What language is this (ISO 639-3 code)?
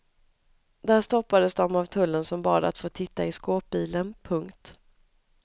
swe